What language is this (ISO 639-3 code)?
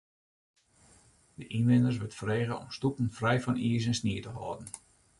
fry